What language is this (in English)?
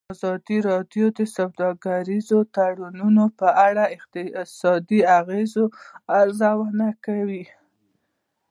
Pashto